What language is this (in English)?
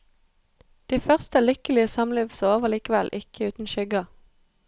Norwegian